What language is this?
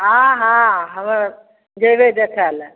Maithili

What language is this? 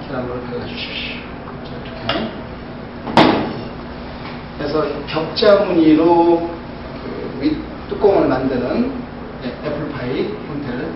Korean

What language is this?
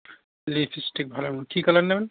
Bangla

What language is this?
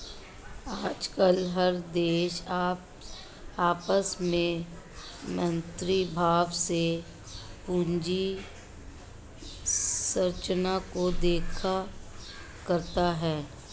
Hindi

